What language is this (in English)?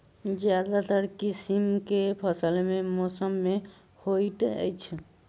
Maithili